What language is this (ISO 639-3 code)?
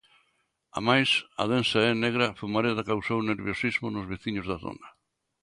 glg